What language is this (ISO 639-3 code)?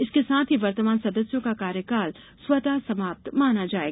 hin